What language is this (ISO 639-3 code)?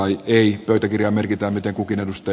fin